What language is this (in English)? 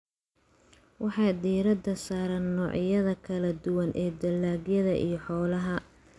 Somali